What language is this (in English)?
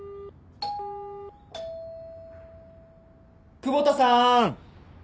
Japanese